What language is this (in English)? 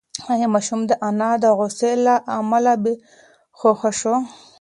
Pashto